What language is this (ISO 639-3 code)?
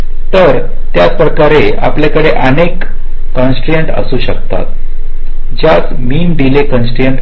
mar